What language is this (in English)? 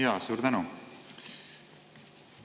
Estonian